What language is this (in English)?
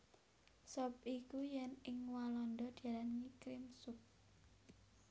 Javanese